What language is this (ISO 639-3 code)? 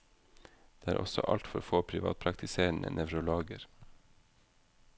nor